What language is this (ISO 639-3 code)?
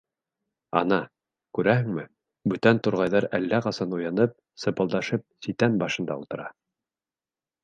bak